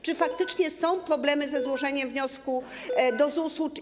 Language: Polish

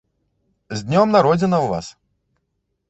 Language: Belarusian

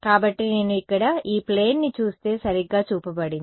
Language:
Telugu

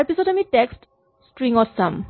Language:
Assamese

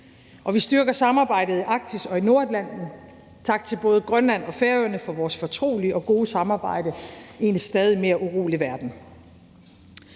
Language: Danish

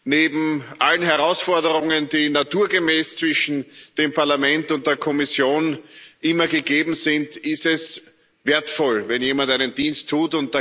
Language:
German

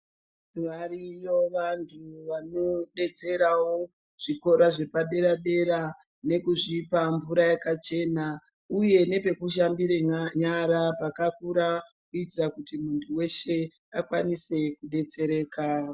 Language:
Ndau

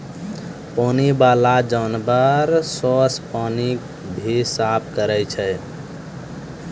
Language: Maithili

